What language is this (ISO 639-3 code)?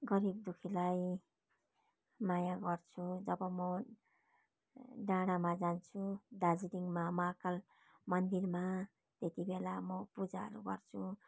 nep